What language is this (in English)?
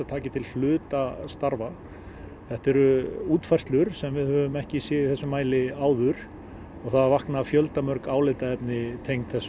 Icelandic